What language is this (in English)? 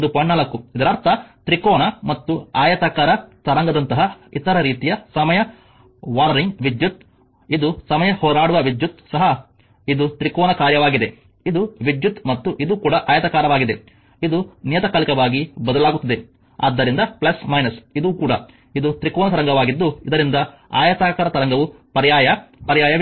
Kannada